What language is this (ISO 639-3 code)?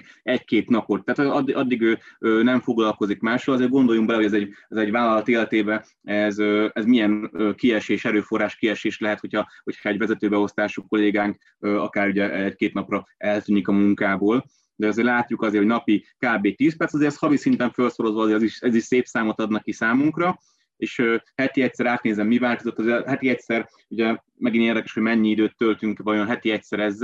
hun